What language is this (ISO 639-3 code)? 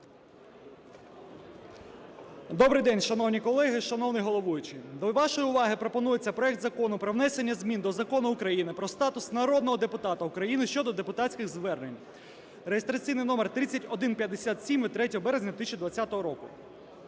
ukr